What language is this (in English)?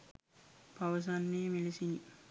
Sinhala